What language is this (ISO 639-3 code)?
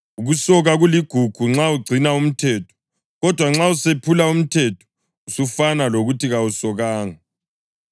nde